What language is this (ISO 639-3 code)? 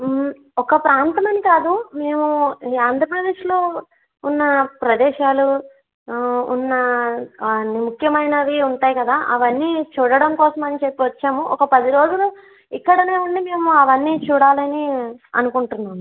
tel